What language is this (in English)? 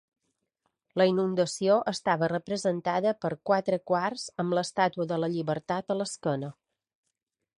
Catalan